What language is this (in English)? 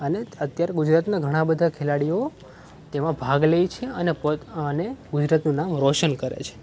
Gujarati